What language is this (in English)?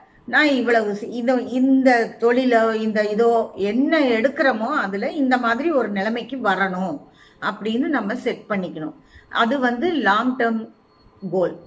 Arabic